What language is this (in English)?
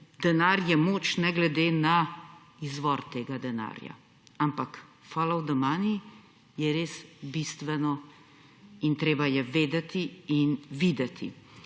Slovenian